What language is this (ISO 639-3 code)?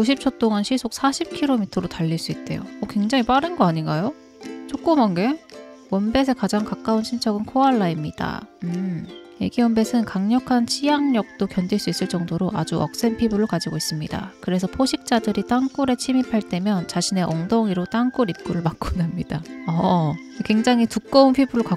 kor